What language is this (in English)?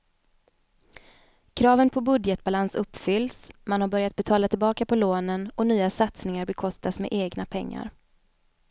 Swedish